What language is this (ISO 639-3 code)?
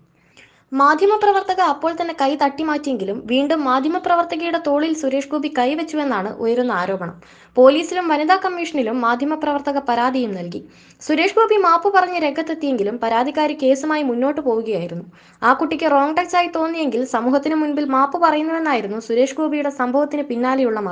mal